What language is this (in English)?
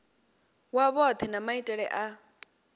Venda